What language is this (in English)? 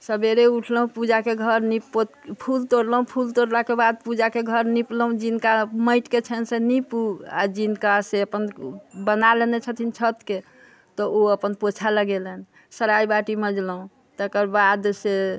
Maithili